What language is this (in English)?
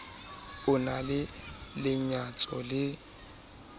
Southern Sotho